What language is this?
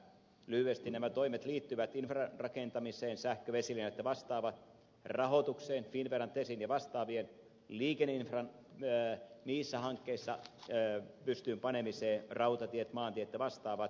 Finnish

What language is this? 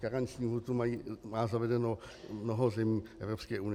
Czech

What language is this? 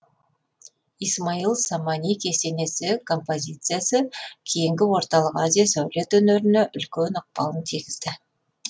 Kazakh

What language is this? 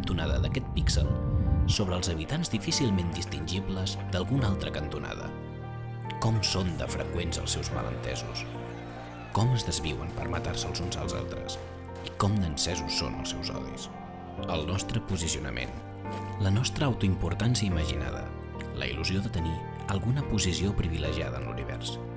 Catalan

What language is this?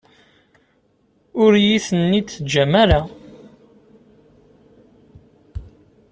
Kabyle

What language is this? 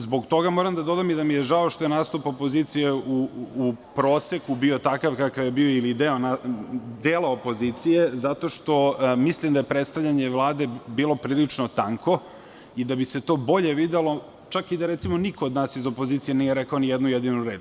Serbian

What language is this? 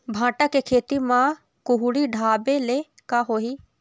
Chhattisgarhi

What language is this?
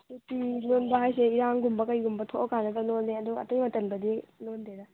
Manipuri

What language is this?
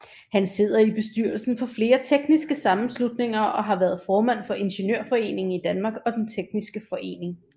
Danish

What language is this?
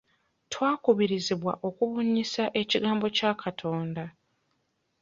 Ganda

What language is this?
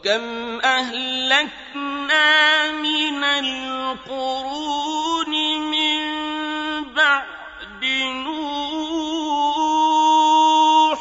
Arabic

